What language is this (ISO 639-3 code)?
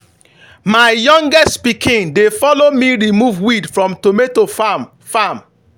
pcm